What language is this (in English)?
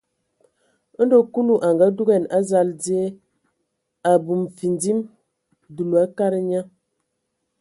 Ewondo